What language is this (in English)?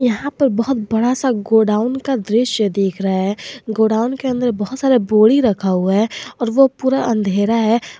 Hindi